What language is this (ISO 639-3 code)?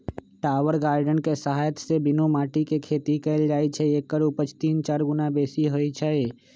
mag